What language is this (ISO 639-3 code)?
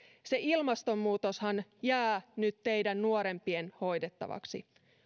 fin